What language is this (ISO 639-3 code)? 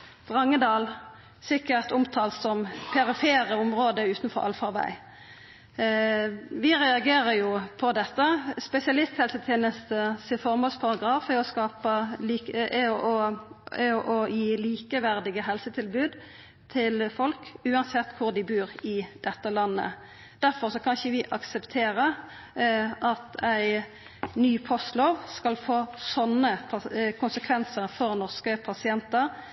nno